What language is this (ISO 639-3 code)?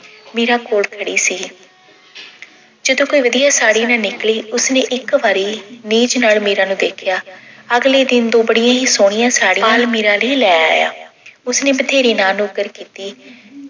pan